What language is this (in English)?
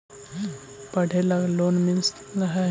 Magahi